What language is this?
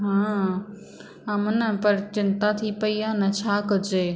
Sindhi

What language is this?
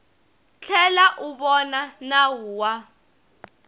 Tsonga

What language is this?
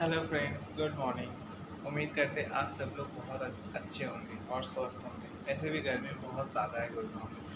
Hindi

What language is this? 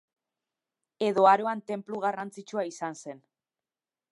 Basque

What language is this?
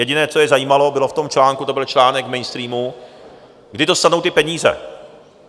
Czech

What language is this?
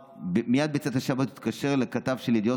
Hebrew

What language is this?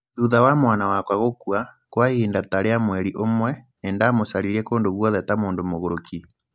Kikuyu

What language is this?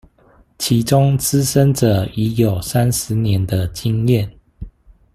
Chinese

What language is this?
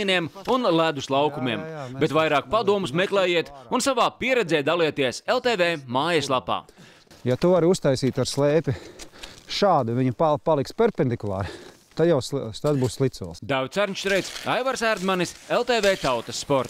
Latvian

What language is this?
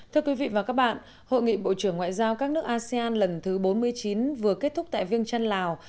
Vietnamese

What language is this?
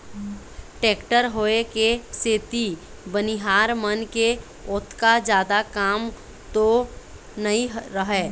Chhattisgarhi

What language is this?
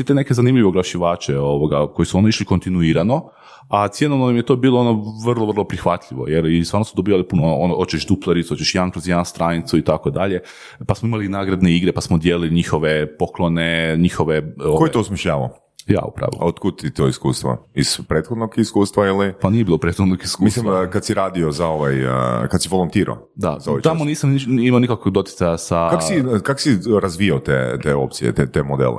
Croatian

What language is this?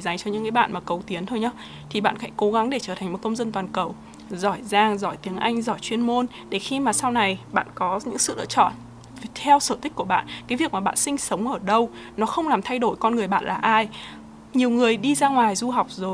Vietnamese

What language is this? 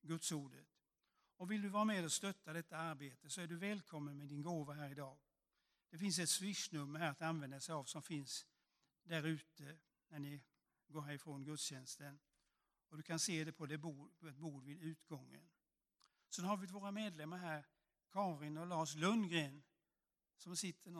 Swedish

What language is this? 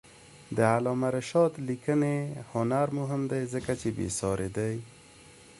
Pashto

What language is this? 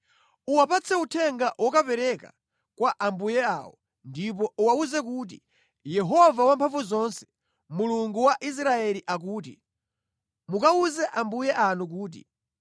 Nyanja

